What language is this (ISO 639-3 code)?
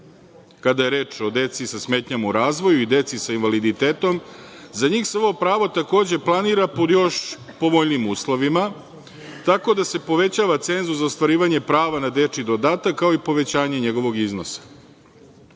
srp